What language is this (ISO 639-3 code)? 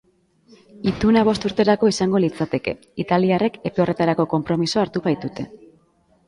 eus